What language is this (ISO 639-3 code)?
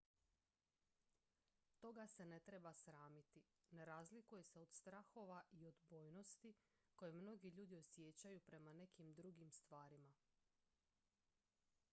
hrv